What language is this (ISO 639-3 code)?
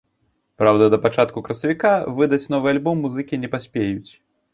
bel